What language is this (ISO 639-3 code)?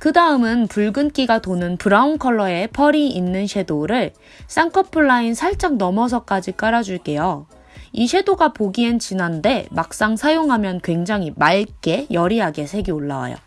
kor